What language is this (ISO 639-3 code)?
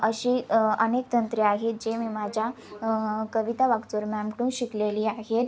mar